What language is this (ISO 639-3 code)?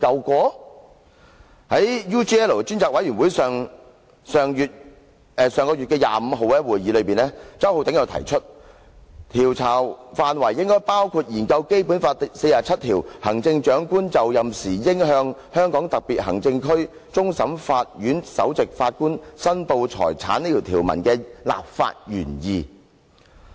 yue